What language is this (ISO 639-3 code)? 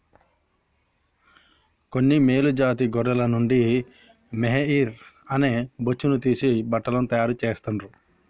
tel